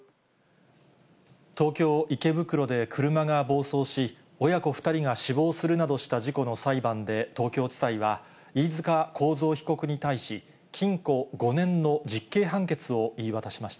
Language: Japanese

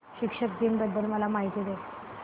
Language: Marathi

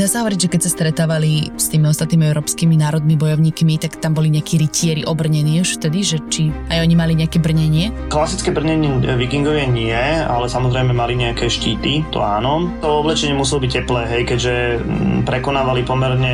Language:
Slovak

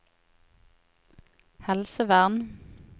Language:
Norwegian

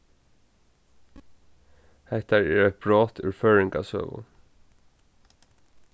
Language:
Faroese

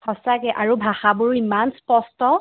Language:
Assamese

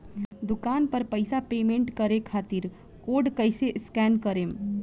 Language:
Bhojpuri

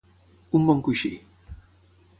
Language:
Catalan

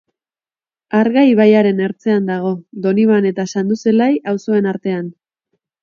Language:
Basque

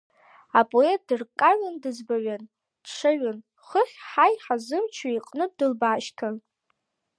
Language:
Abkhazian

